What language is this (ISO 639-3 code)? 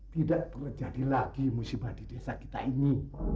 ind